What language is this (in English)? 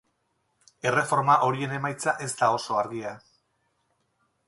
Basque